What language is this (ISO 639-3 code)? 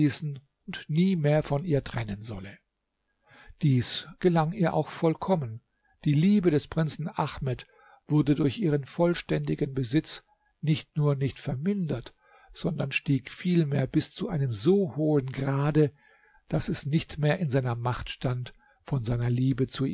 deu